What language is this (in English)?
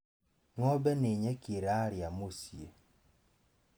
Kikuyu